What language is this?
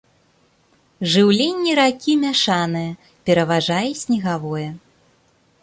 Belarusian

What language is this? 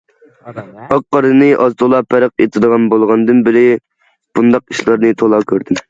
Uyghur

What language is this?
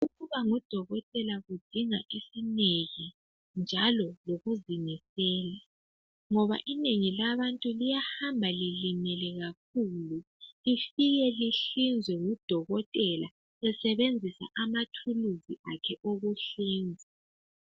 North Ndebele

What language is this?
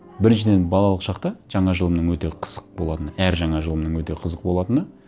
Kazakh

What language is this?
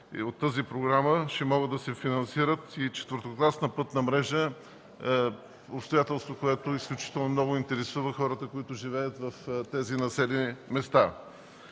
Bulgarian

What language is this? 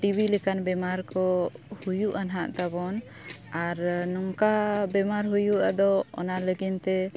Santali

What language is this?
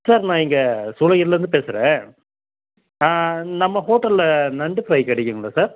Tamil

